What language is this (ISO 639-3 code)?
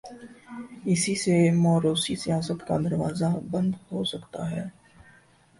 urd